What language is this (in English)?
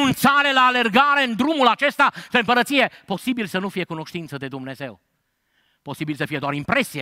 Romanian